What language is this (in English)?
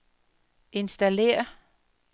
Danish